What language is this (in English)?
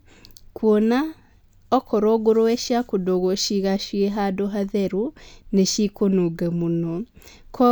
Kikuyu